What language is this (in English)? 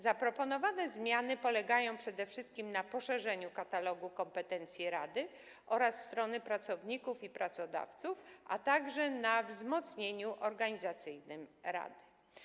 Polish